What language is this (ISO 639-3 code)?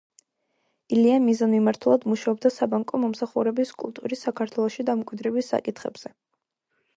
kat